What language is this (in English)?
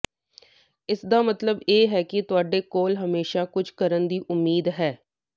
Punjabi